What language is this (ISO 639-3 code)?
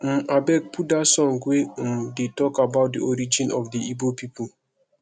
pcm